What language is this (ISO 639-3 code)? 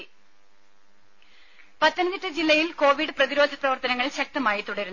mal